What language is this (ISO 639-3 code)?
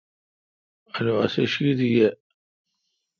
xka